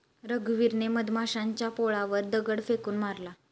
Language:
Marathi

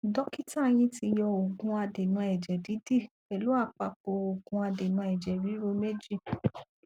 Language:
Yoruba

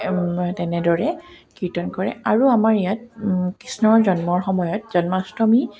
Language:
Assamese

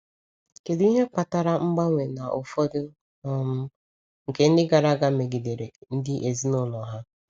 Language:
Igbo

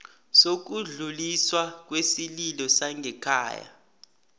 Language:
South Ndebele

